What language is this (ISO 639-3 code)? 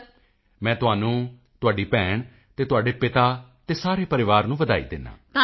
pan